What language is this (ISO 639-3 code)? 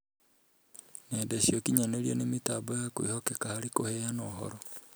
kik